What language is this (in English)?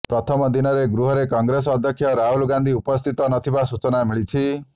Odia